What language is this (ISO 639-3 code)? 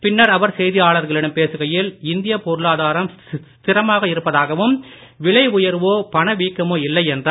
tam